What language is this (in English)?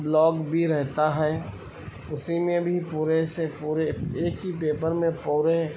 Urdu